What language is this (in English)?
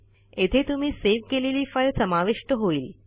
Marathi